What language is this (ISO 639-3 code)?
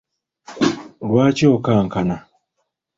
lug